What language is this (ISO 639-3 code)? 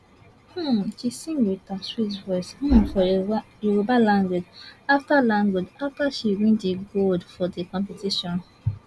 pcm